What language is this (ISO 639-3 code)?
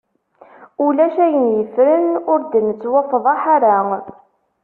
kab